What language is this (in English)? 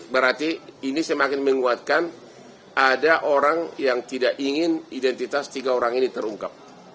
Indonesian